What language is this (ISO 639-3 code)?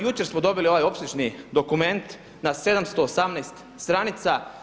hrv